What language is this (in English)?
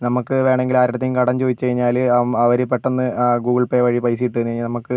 Malayalam